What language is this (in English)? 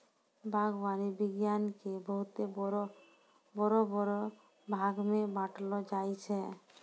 Maithili